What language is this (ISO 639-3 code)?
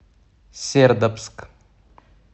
rus